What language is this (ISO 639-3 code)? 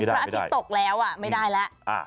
tha